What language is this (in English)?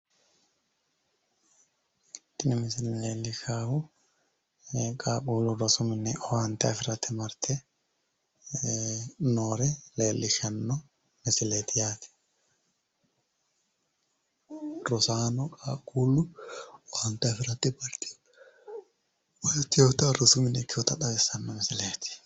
Sidamo